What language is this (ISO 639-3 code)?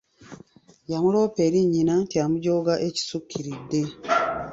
lug